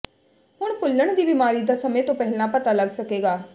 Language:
Punjabi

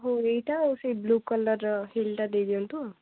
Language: Odia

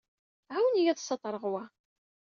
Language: Kabyle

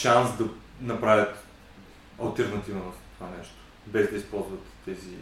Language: Bulgarian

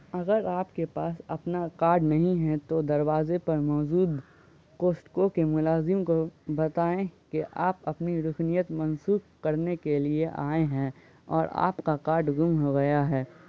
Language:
Urdu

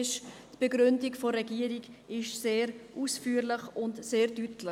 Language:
Swiss German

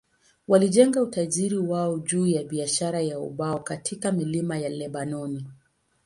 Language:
Swahili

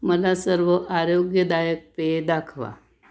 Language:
Marathi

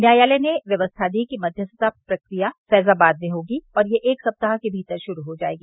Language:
Hindi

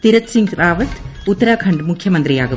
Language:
Malayalam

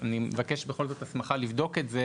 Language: Hebrew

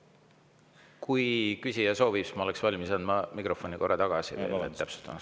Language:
Estonian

